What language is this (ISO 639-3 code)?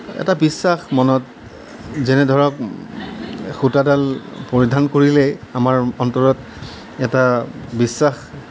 asm